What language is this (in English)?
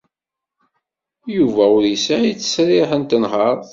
Kabyle